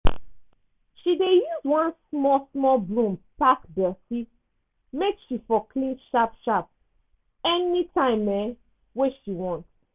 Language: Nigerian Pidgin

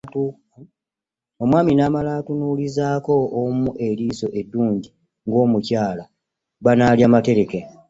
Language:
Ganda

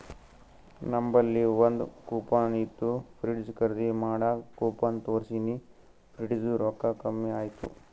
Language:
Kannada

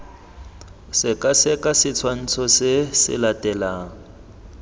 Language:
Tswana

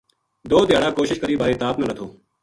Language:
Gujari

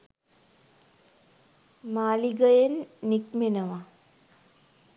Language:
Sinhala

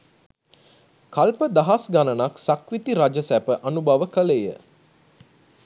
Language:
Sinhala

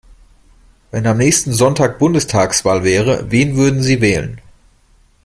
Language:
German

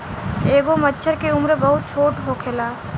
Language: Bhojpuri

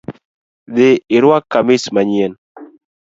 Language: Luo (Kenya and Tanzania)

